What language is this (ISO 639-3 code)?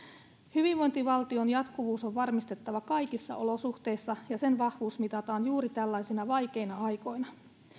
fin